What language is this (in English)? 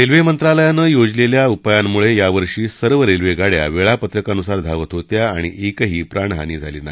Marathi